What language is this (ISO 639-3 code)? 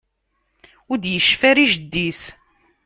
kab